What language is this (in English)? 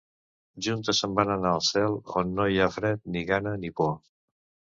Catalan